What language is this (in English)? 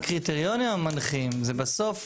Hebrew